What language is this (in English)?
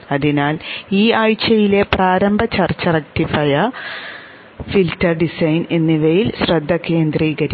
Malayalam